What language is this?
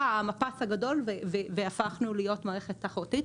Hebrew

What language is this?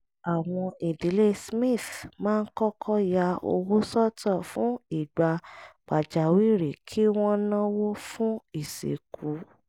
Yoruba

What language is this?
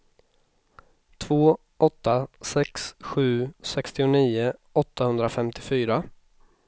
Swedish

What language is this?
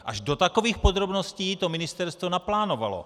Czech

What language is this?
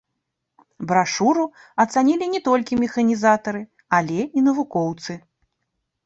Belarusian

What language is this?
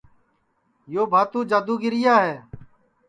Sansi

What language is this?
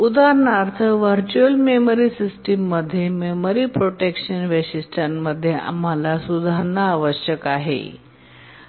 Marathi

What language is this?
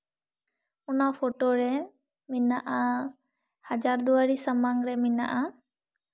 Santali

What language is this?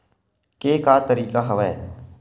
Chhattisgarhi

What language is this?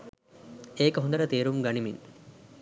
Sinhala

